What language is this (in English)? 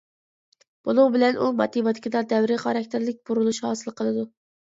Uyghur